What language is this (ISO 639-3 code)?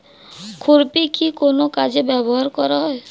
ben